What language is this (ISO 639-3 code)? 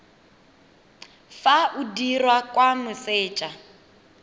tsn